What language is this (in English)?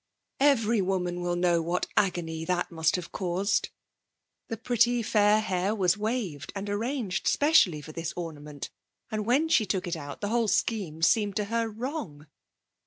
English